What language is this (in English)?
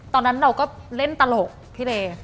Thai